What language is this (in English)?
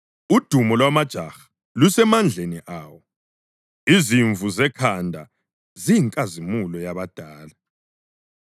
North Ndebele